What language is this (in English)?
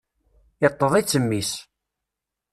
Kabyle